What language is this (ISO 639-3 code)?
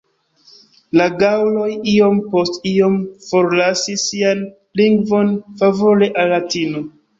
epo